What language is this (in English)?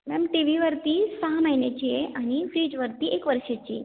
Marathi